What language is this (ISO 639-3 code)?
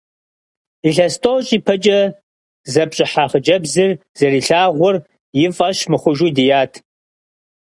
kbd